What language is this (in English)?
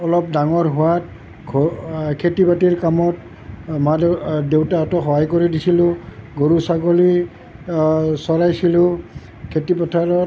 Assamese